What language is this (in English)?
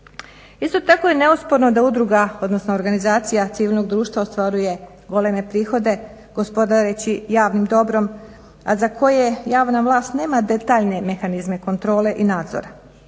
Croatian